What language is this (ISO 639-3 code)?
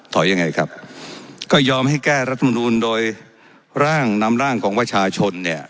tha